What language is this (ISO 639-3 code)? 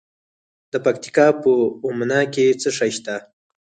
pus